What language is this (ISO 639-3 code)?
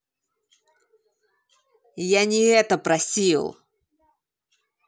rus